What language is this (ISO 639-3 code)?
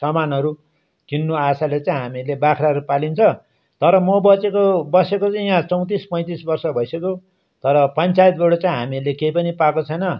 nep